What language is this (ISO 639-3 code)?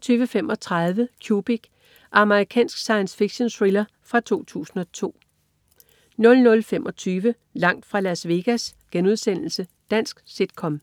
dan